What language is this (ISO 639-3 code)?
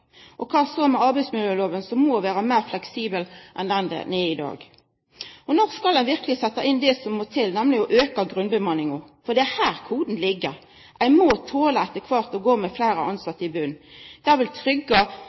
nno